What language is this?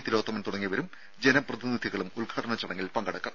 Malayalam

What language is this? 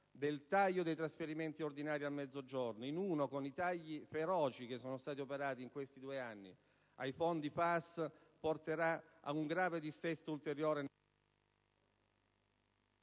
Italian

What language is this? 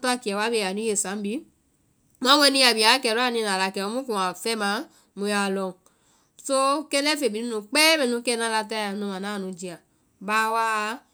Vai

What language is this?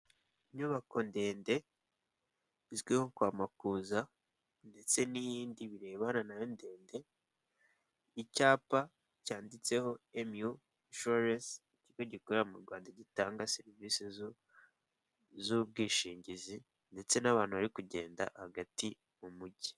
Kinyarwanda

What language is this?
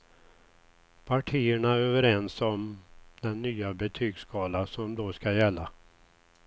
Swedish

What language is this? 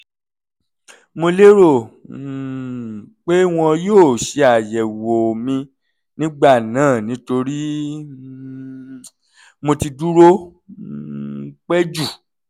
Yoruba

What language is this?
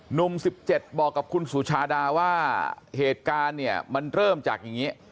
Thai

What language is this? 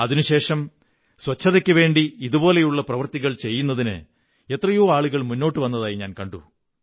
Malayalam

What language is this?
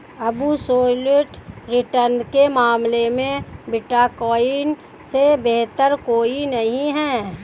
Hindi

